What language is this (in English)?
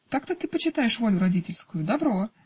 Russian